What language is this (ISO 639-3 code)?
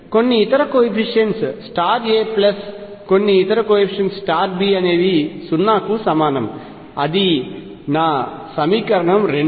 tel